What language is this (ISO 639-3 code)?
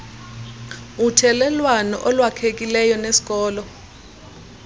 xho